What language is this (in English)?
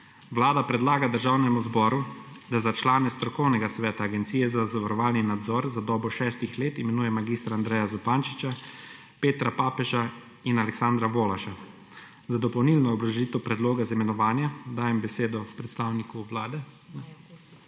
Slovenian